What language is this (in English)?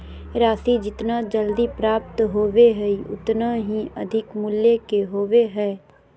Magahi